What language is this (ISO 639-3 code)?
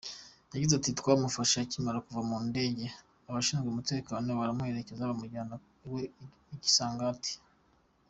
kin